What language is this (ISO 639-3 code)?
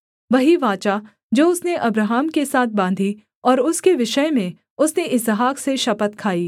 hin